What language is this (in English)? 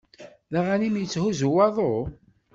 Kabyle